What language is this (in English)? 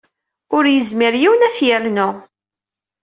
Kabyle